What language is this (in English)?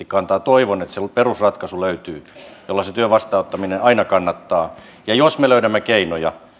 Finnish